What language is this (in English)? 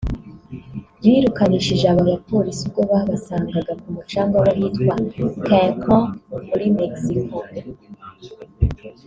Kinyarwanda